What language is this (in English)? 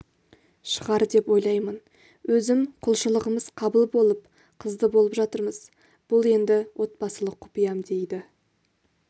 Kazakh